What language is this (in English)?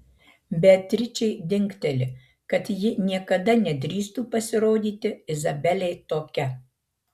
Lithuanian